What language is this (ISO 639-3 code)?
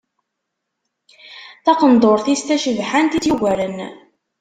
kab